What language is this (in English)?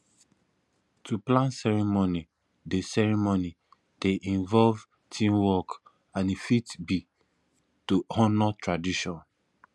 Nigerian Pidgin